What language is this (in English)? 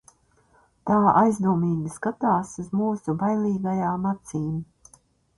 Latvian